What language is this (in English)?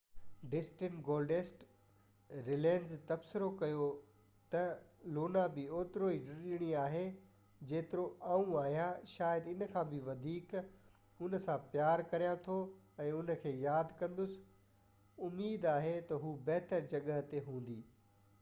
Sindhi